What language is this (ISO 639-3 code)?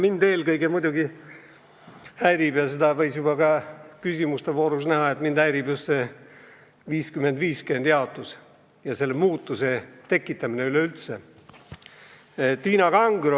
est